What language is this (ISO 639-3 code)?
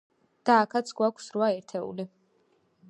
kat